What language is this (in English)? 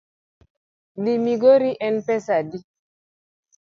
Luo (Kenya and Tanzania)